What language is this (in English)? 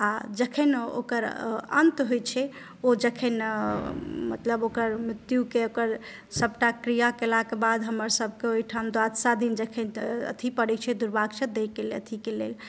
Maithili